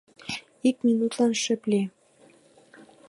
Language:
Mari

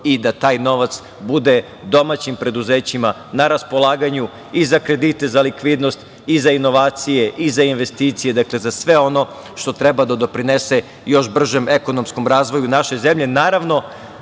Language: Serbian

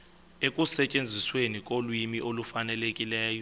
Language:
Xhosa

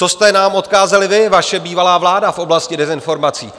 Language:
Czech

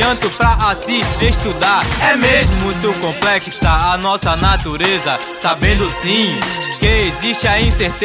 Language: Portuguese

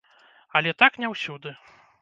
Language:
Belarusian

